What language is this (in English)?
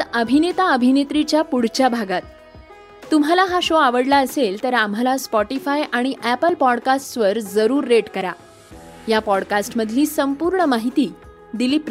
Marathi